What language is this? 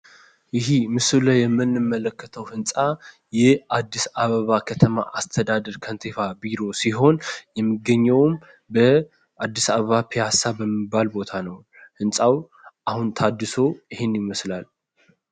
Amharic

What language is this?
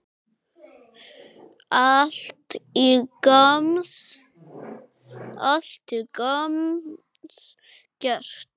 Icelandic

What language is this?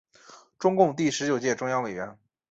Chinese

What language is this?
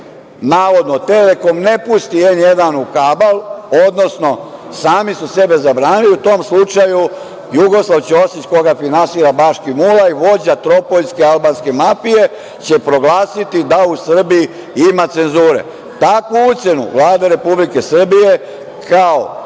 Serbian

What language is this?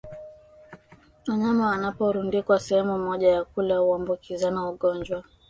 Swahili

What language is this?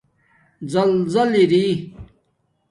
Domaaki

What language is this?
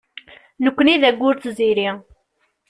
Kabyle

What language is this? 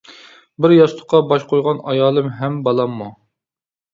Uyghur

